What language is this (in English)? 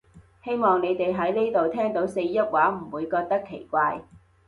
Cantonese